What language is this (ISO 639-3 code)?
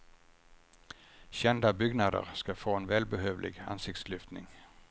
swe